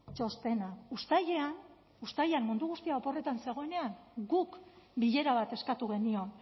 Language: Basque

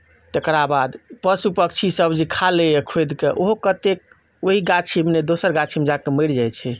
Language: Maithili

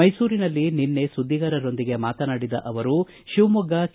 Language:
Kannada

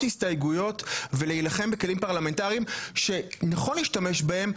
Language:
Hebrew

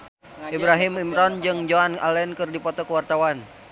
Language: Sundanese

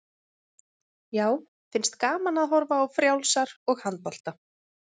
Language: Icelandic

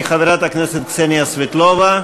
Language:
Hebrew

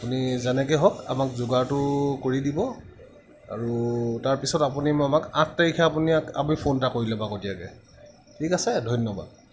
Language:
Assamese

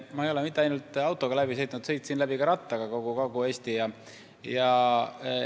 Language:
Estonian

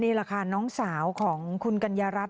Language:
Thai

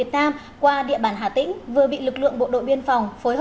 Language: Vietnamese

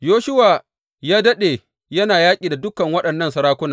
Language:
Hausa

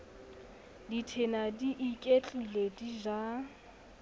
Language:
Southern Sotho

